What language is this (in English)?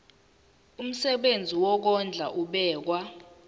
Zulu